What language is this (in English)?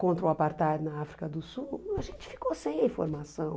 Portuguese